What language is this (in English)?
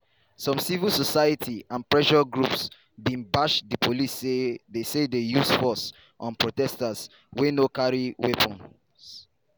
Nigerian Pidgin